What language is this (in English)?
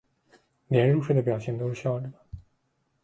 Chinese